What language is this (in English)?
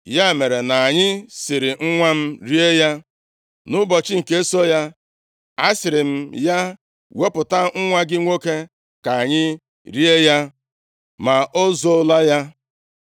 Igbo